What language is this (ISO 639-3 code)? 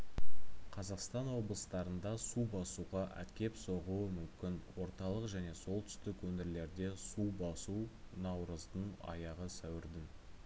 kaz